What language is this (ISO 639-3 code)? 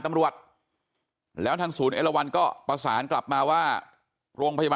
tha